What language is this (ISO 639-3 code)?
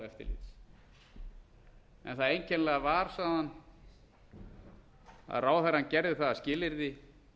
isl